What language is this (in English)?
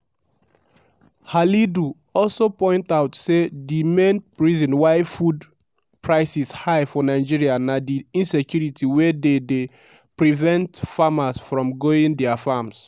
Nigerian Pidgin